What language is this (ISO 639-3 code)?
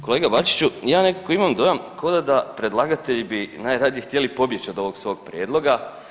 hrv